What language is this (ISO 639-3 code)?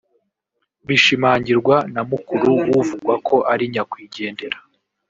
kin